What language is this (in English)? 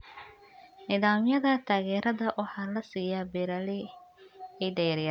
Somali